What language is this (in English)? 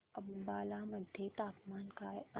Marathi